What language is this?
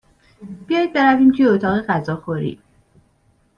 Persian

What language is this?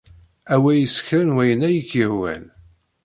Kabyle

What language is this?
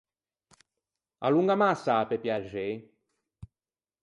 Ligurian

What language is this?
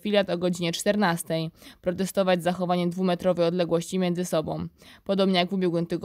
Polish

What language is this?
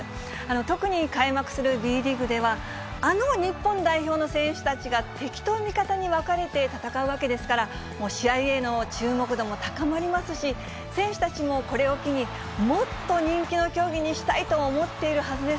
Japanese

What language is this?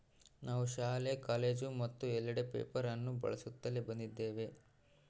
Kannada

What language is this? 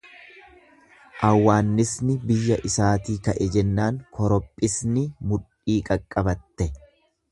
Oromo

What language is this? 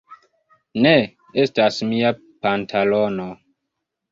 Esperanto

